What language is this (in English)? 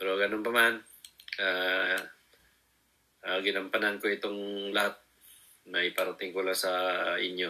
Filipino